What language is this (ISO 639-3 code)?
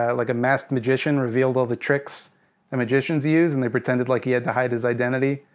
eng